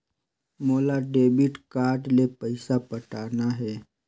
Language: Chhattisgarhi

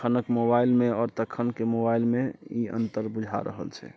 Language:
Maithili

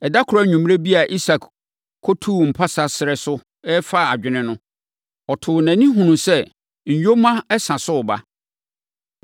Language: Akan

